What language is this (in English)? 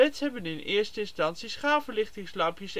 Dutch